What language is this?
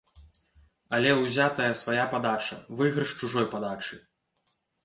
Belarusian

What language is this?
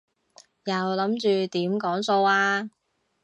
Cantonese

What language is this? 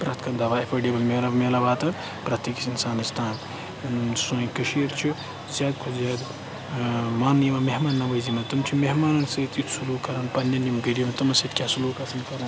Kashmiri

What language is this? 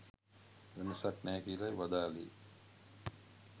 Sinhala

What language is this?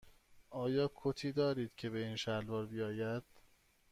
Persian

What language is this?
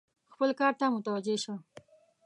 Pashto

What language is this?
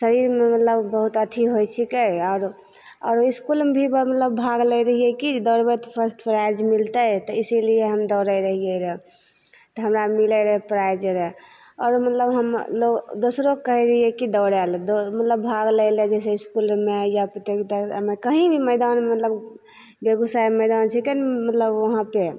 Maithili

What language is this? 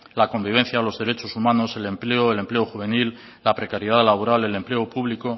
Spanish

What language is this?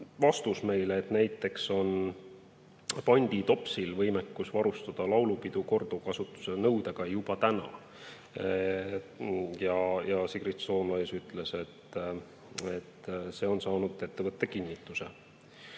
Estonian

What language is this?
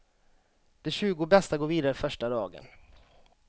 Swedish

